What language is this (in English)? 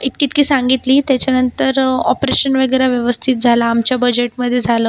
Marathi